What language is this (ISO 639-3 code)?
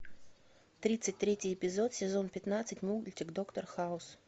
rus